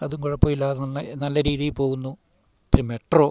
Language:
Malayalam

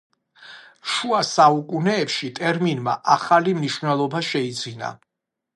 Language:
Georgian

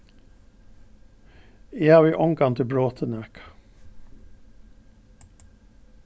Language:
Faroese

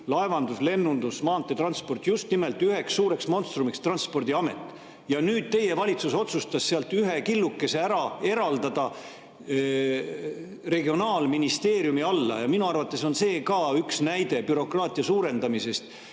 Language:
Estonian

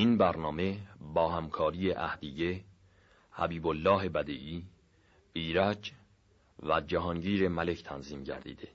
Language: Persian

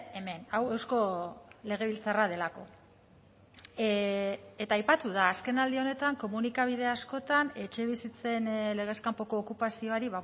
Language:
Basque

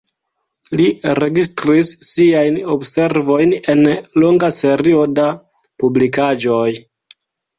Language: Esperanto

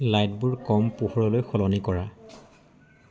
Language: Assamese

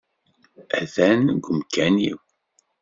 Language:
Kabyle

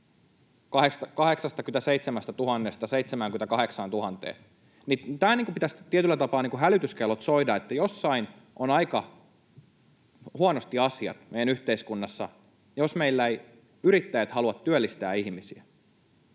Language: Finnish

